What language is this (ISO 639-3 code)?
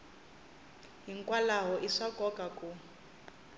tso